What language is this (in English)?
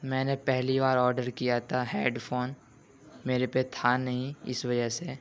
Urdu